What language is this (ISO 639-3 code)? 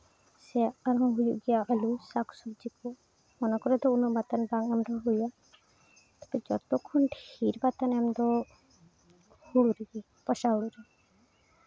sat